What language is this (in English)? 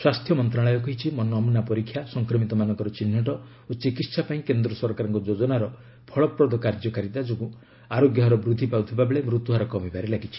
Odia